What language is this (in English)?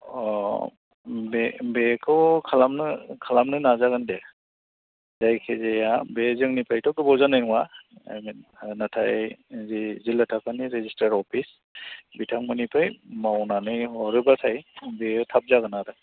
Bodo